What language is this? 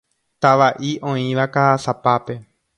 Guarani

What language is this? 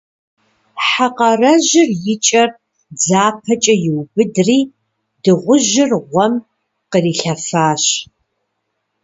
Kabardian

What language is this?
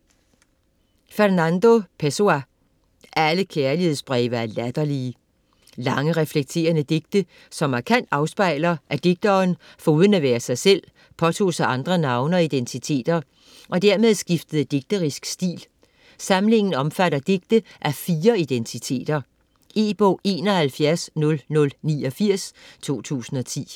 Danish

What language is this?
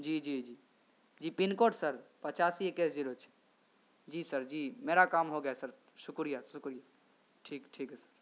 Urdu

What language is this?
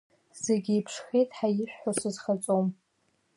Abkhazian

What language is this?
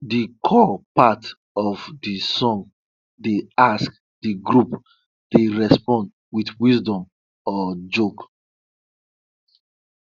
Nigerian Pidgin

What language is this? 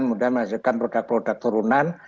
Indonesian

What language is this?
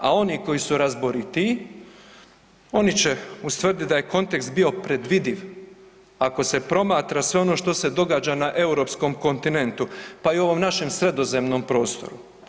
Croatian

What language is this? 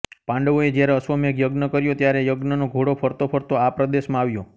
Gujarati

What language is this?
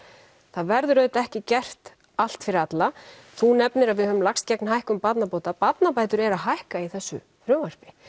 Icelandic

